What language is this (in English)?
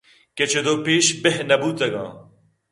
Eastern Balochi